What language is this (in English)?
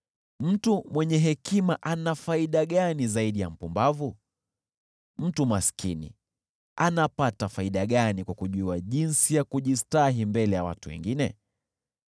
Swahili